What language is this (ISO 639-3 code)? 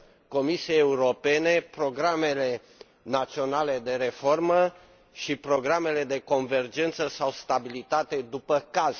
ron